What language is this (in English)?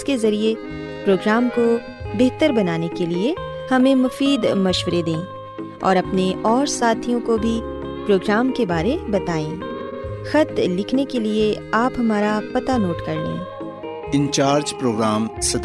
Urdu